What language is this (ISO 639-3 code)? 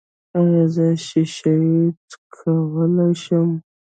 pus